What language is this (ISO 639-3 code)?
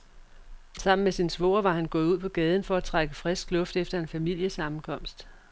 dan